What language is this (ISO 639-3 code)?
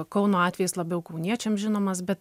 lit